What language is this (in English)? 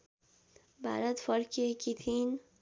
Nepali